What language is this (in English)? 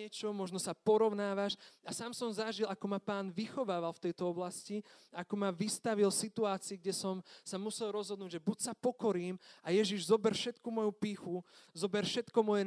Slovak